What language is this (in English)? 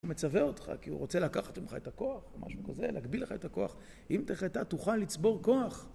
Hebrew